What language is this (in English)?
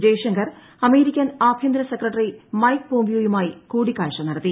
Malayalam